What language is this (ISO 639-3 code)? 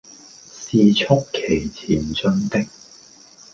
yue